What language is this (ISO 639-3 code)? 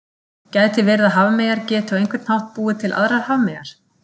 isl